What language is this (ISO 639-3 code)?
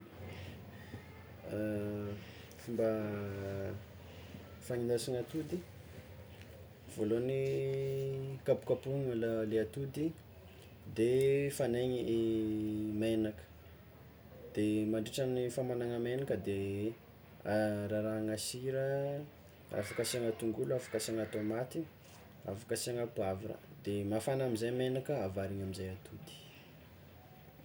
xmw